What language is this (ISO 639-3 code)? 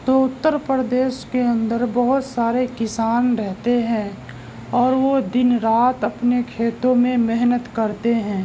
urd